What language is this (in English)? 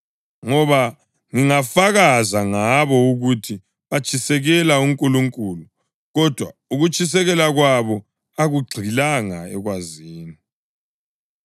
North Ndebele